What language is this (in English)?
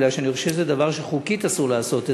Hebrew